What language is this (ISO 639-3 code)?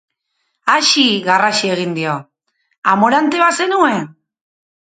eus